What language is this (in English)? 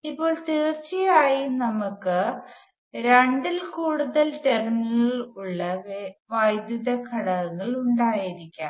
Malayalam